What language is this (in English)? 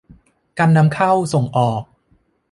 Thai